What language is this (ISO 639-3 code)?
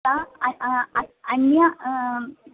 san